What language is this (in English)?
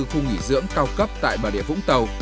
Vietnamese